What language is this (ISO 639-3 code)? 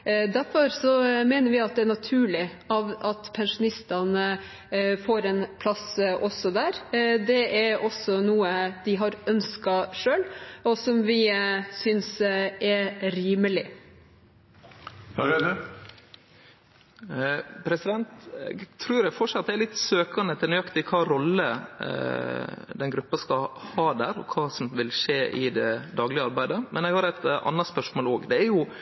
nor